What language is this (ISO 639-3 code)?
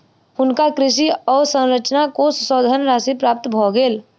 mai